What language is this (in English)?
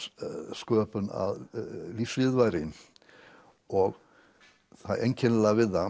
Icelandic